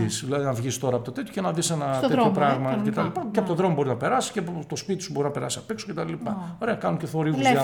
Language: Greek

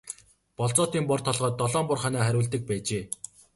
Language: Mongolian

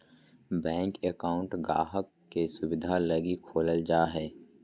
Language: Magahi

